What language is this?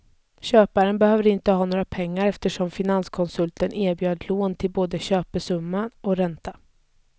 Swedish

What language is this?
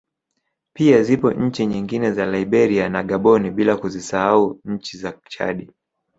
Swahili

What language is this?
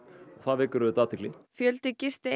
Icelandic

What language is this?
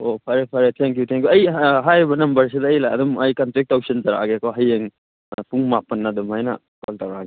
Manipuri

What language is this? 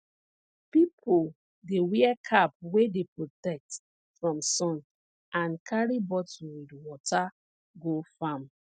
Nigerian Pidgin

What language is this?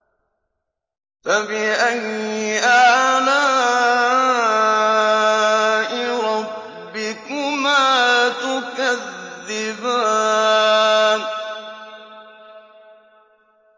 Arabic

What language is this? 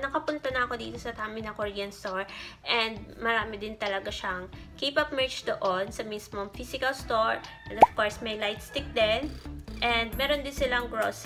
Filipino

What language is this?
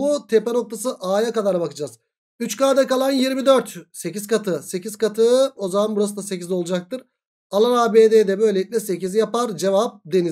Turkish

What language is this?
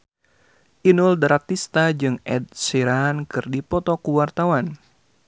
Sundanese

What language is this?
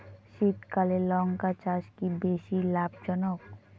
Bangla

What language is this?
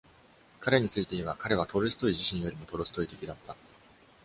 Japanese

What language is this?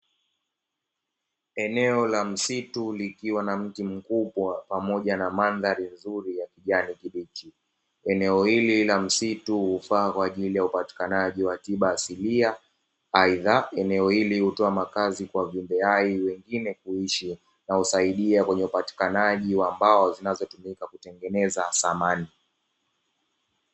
Swahili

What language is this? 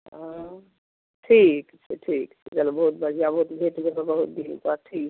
Maithili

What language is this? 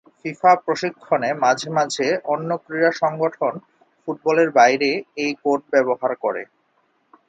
Bangla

